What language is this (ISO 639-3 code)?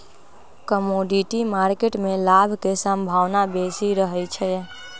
mag